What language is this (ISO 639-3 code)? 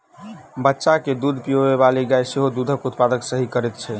mai